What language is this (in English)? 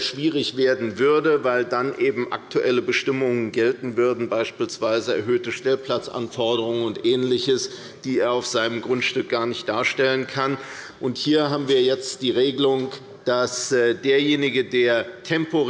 German